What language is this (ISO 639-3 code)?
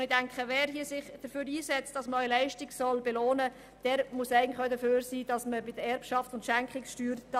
gsw